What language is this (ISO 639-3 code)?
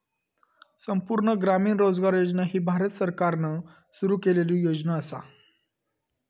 mar